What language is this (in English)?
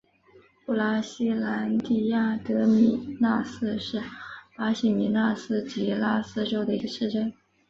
Chinese